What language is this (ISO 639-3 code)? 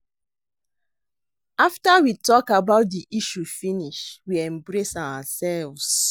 pcm